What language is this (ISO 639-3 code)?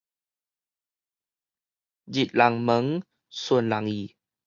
nan